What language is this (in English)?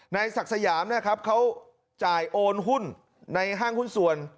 Thai